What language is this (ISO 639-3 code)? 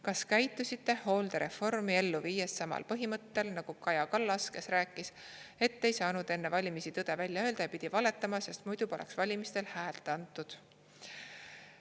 est